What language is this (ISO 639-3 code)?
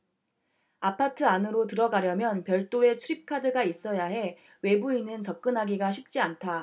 kor